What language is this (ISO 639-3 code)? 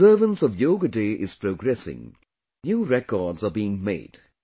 eng